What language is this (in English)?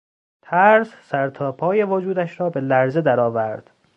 Persian